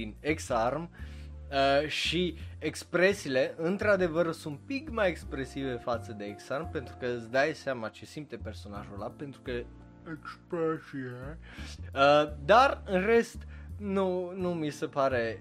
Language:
Romanian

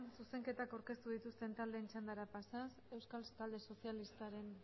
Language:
Basque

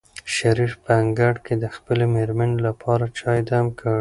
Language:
Pashto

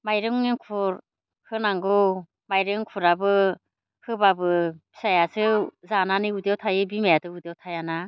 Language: Bodo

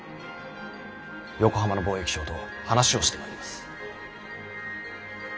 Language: Japanese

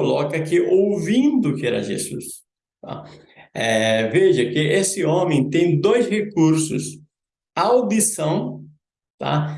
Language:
Portuguese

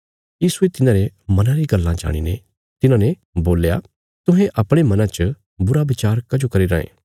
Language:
Bilaspuri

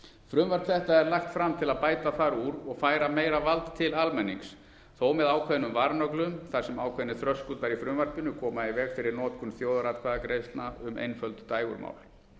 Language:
Icelandic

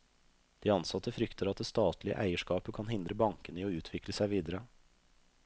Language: Norwegian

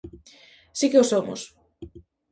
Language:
Galician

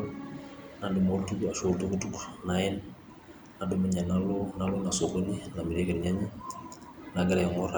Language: Masai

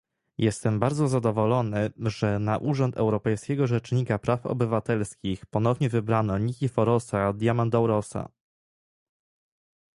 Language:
Polish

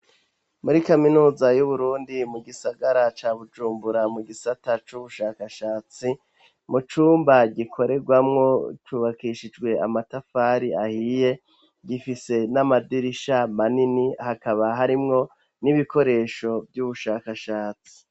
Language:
Rundi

